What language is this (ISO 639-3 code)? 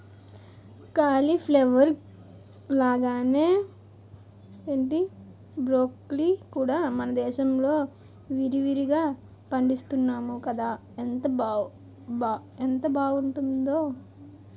tel